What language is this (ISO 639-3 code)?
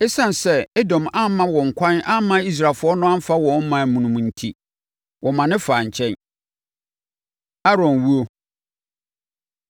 aka